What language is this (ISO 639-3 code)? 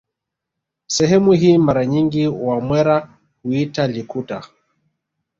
swa